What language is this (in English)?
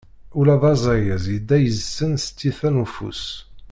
Kabyle